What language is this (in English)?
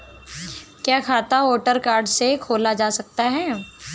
Hindi